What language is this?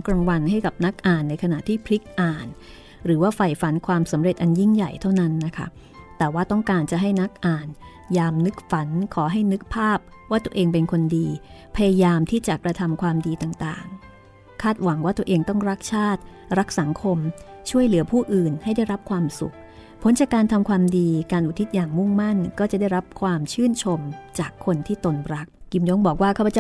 Thai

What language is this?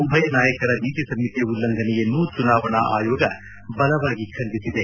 Kannada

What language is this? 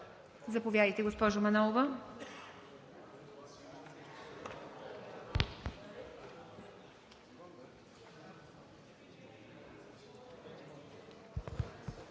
Bulgarian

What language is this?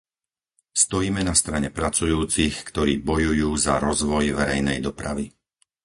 Slovak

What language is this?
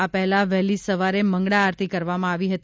Gujarati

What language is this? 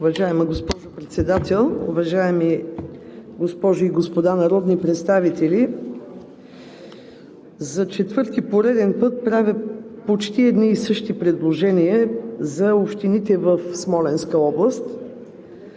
Bulgarian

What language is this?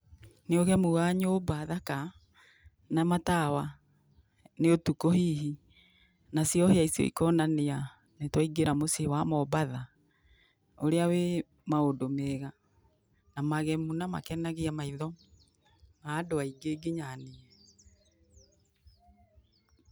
Kikuyu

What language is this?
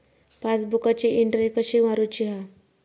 Marathi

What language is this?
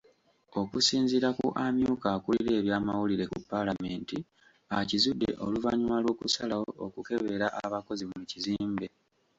Ganda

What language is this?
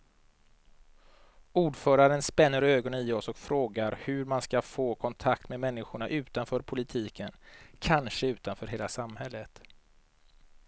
Swedish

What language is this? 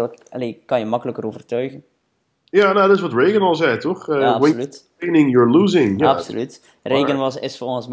Dutch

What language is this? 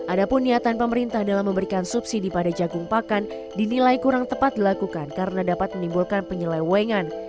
Indonesian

